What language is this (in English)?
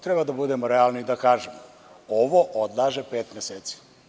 Serbian